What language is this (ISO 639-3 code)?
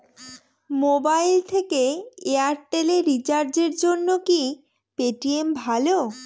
ben